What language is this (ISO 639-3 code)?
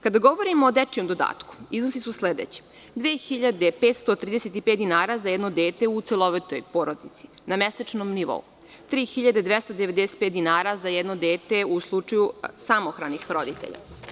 srp